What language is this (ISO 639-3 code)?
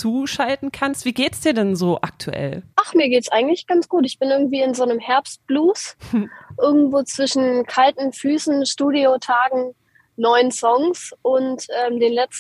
deu